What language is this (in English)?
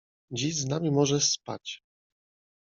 Polish